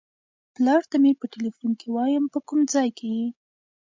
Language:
Pashto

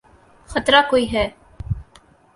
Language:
Urdu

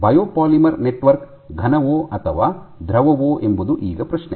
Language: Kannada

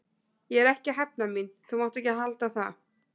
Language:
Icelandic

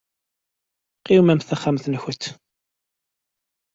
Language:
Kabyle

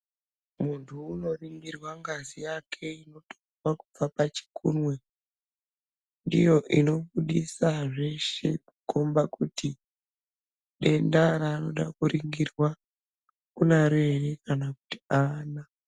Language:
Ndau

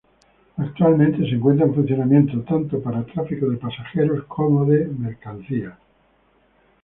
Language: Spanish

